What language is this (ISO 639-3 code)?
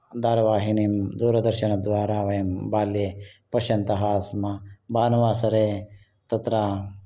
san